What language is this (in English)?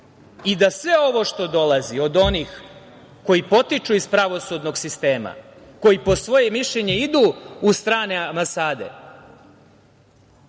Serbian